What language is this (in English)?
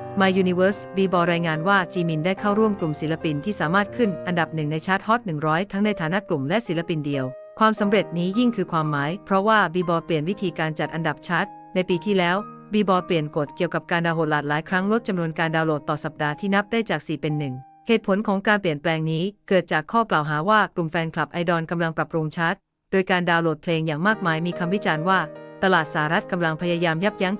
Thai